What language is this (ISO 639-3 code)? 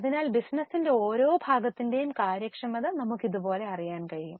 mal